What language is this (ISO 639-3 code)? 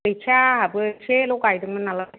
brx